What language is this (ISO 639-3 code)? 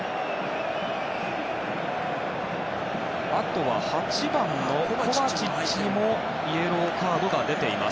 jpn